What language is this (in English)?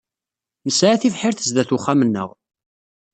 Kabyle